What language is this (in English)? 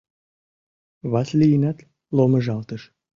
Mari